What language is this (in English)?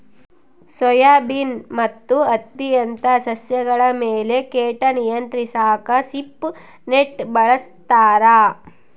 Kannada